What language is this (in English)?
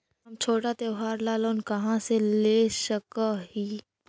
Magahi